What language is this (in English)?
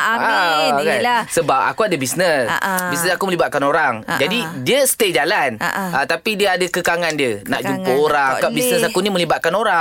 Malay